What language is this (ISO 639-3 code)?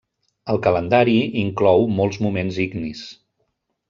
cat